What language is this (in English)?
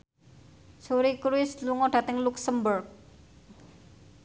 Javanese